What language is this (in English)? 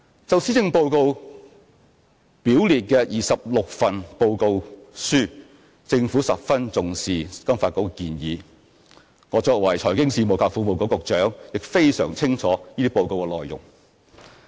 Cantonese